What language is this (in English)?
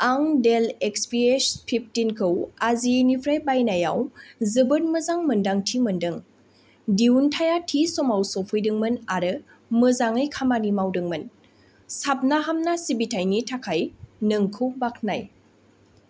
Bodo